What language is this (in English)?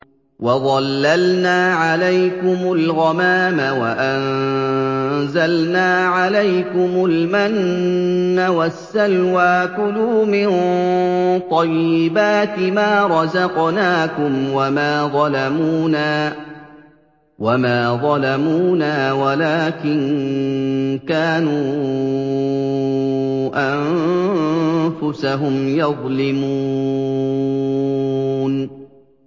Arabic